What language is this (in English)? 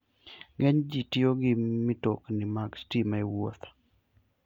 Luo (Kenya and Tanzania)